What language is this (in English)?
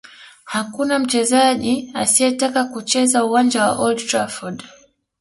Swahili